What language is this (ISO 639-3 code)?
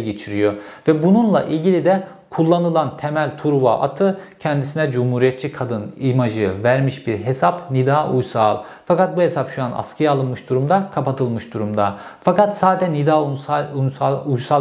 tur